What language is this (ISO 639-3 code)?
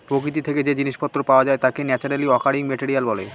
ben